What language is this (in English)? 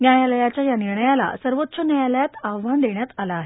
Marathi